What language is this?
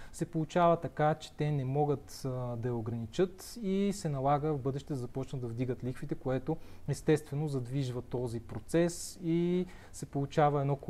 Bulgarian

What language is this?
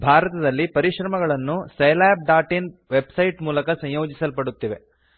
Kannada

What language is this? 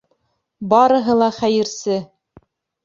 Bashkir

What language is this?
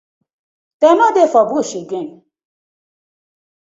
Nigerian Pidgin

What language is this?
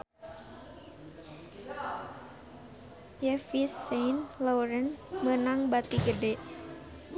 Sundanese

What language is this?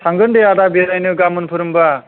Bodo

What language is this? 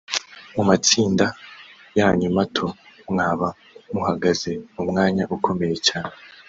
Kinyarwanda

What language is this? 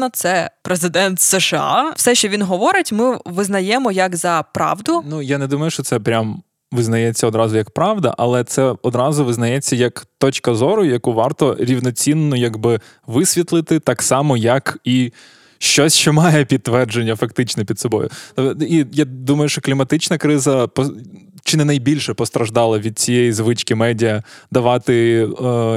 Ukrainian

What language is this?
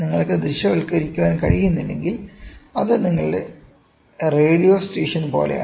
Malayalam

